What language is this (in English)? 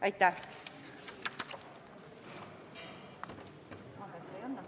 Estonian